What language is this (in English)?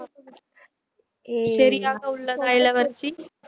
Tamil